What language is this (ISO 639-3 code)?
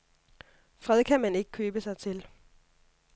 dan